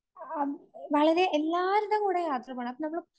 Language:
Malayalam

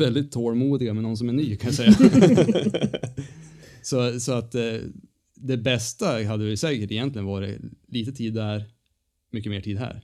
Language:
Swedish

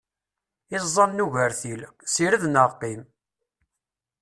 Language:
Kabyle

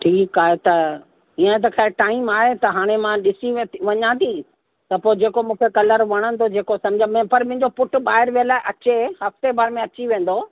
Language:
Sindhi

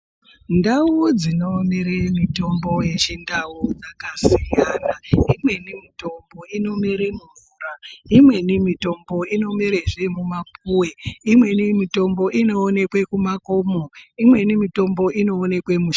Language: Ndau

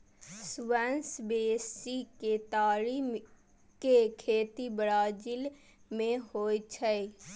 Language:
Maithili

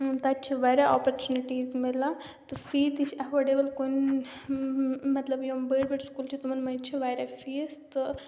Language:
Kashmiri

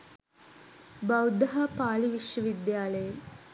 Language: Sinhala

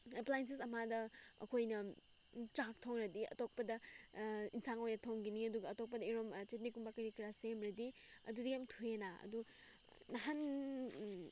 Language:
Manipuri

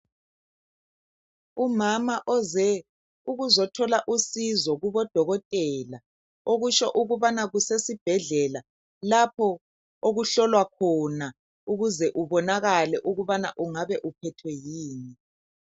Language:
North Ndebele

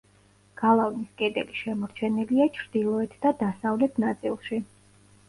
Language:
Georgian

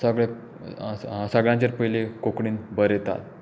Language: Konkani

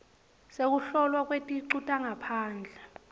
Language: Swati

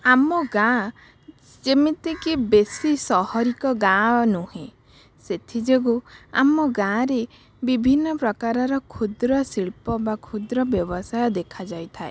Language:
Odia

